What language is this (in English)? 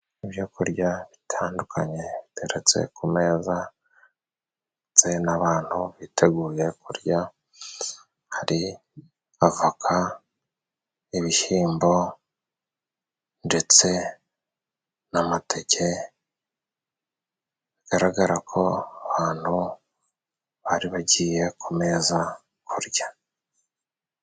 Kinyarwanda